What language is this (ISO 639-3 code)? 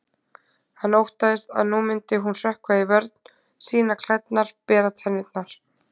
isl